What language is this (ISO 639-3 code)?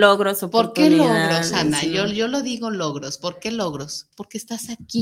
spa